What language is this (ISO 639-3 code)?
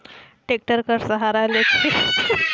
hne